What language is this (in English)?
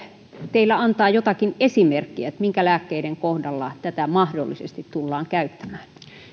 Finnish